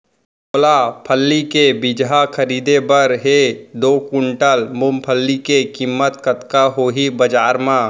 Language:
Chhattisgarhi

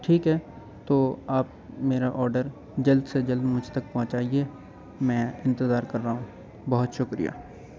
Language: Urdu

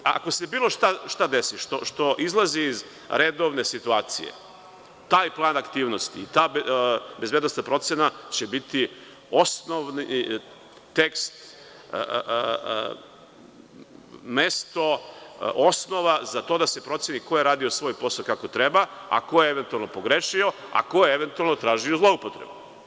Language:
Serbian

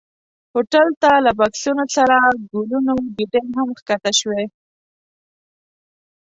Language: Pashto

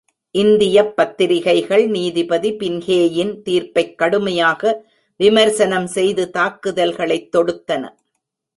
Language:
Tamil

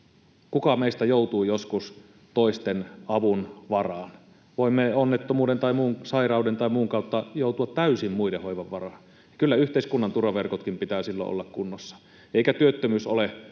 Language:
Finnish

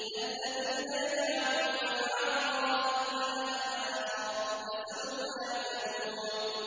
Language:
Arabic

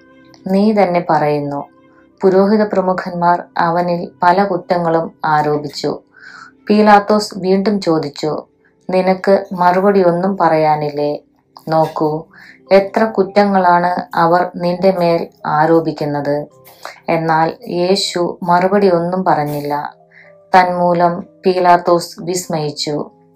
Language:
Malayalam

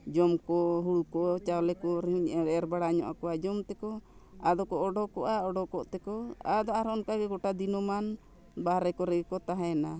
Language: Santali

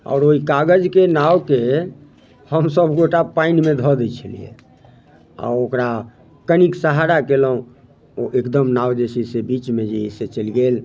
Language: Maithili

